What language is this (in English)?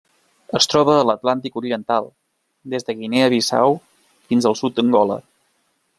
Catalan